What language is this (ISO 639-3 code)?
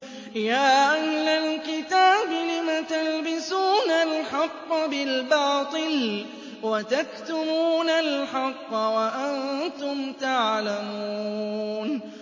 ara